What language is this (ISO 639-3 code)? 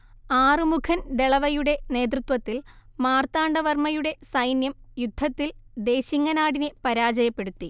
mal